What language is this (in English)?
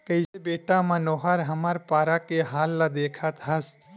Chhattisgarhi